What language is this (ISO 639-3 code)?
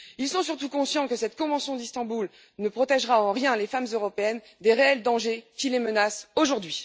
fra